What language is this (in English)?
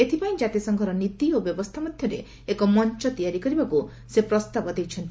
Odia